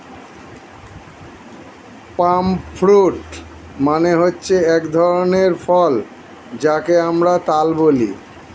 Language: Bangla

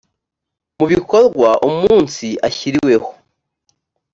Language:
Kinyarwanda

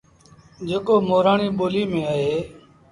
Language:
Sindhi Bhil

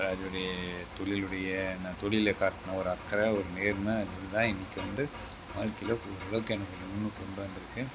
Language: Tamil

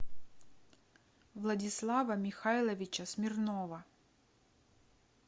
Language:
Russian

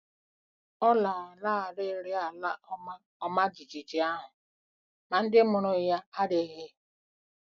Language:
Igbo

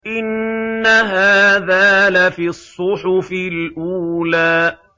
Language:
Arabic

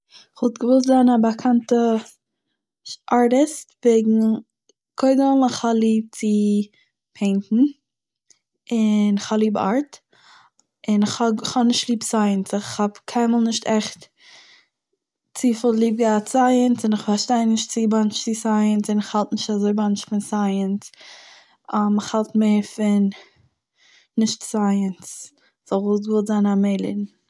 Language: Yiddish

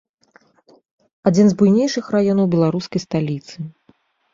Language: Belarusian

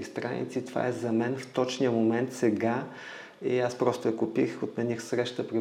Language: Bulgarian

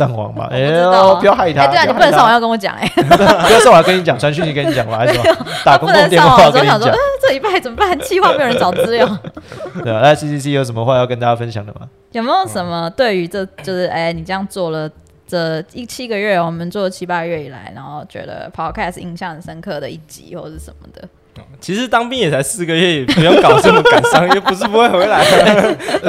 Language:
Chinese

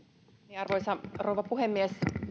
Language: Finnish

